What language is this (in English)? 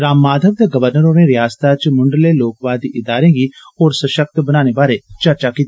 Dogri